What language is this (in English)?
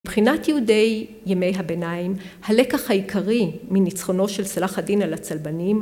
Hebrew